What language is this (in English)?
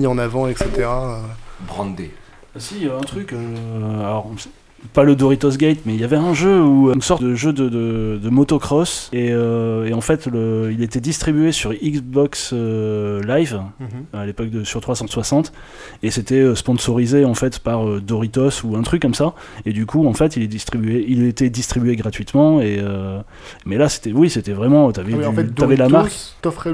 French